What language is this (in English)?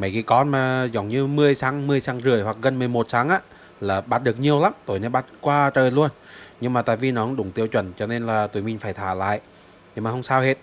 Vietnamese